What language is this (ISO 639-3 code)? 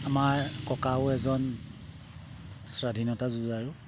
asm